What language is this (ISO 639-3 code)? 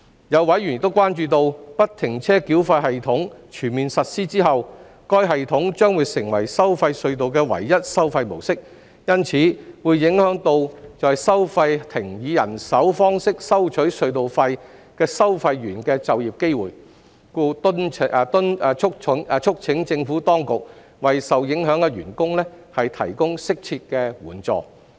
yue